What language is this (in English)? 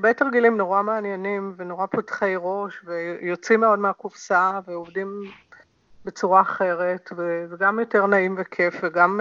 Hebrew